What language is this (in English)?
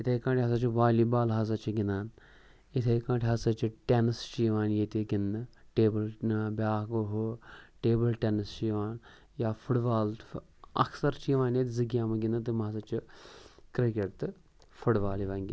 Kashmiri